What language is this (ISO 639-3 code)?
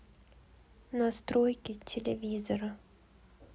rus